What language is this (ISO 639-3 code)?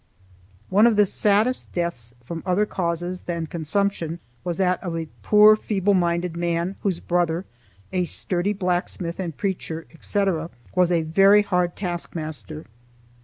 eng